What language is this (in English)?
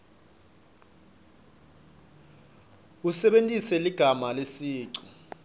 Swati